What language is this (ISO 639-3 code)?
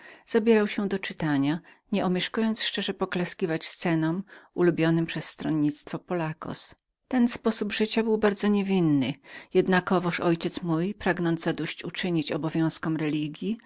pol